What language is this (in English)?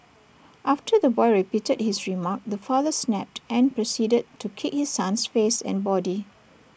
English